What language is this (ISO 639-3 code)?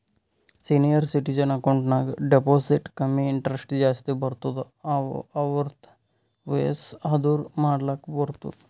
kan